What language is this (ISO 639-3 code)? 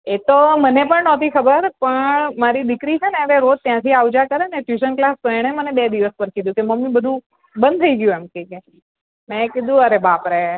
guj